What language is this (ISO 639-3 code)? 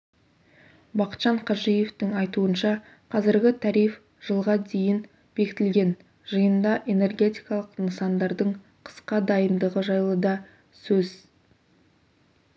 kaz